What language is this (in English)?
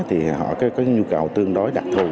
Vietnamese